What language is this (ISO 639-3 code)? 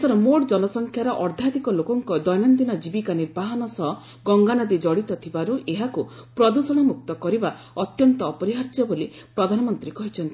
ori